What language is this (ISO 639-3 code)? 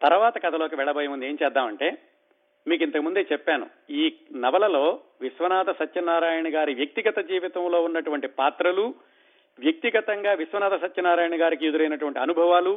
tel